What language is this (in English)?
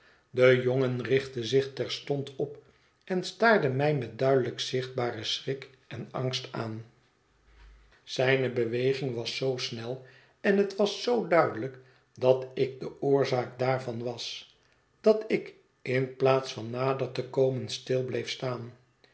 Dutch